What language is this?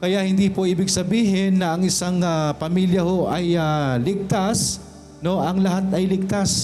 Filipino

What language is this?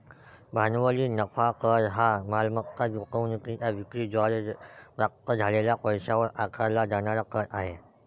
Marathi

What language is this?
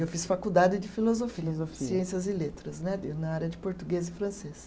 Portuguese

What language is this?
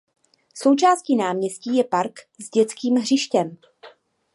Czech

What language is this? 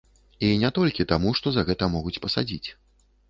Belarusian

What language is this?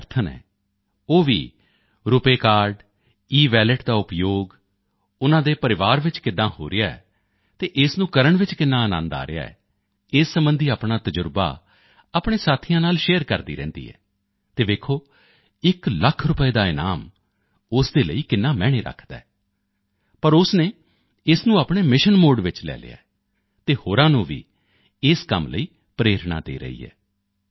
Punjabi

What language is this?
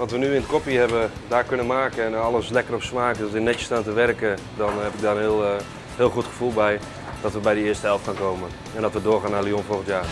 Dutch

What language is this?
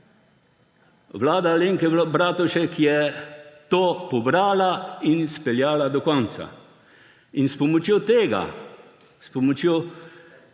Slovenian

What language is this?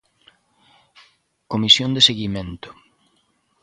Galician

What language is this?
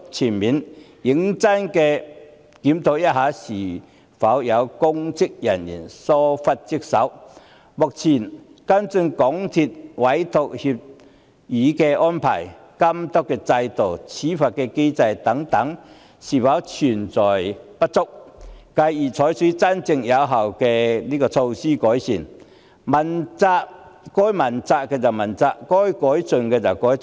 Cantonese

